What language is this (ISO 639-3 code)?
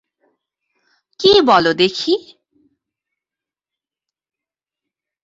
ben